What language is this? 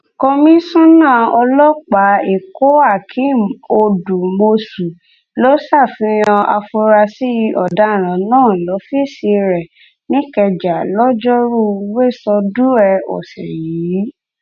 Yoruba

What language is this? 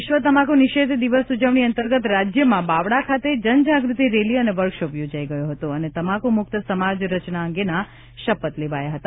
Gujarati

